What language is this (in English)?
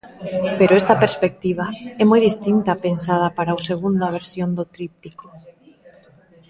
Galician